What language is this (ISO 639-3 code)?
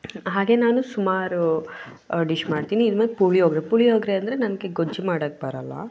kan